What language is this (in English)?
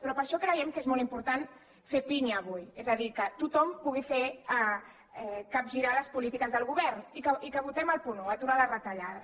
Catalan